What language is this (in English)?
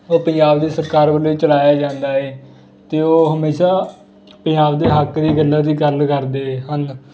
Punjabi